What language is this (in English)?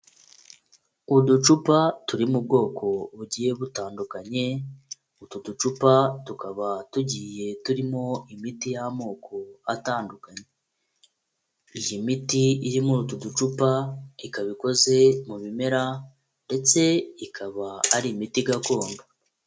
Kinyarwanda